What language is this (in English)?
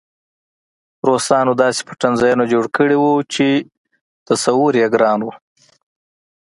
Pashto